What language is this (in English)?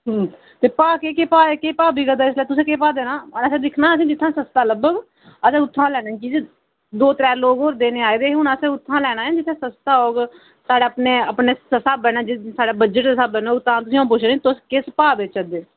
Dogri